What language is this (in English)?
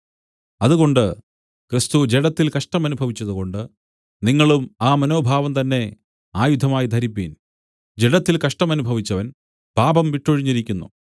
Malayalam